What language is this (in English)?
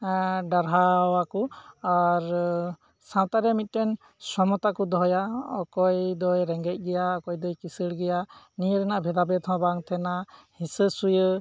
Santali